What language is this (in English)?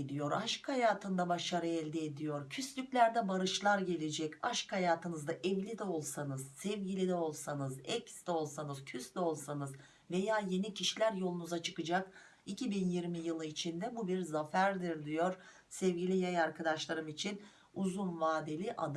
Turkish